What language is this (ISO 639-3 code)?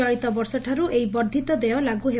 ori